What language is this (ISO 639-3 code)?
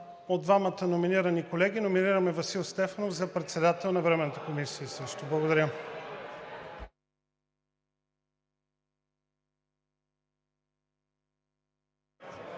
bul